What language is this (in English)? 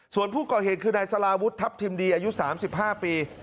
Thai